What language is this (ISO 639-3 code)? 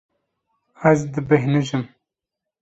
kur